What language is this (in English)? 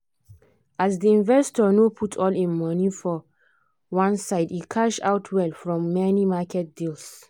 Nigerian Pidgin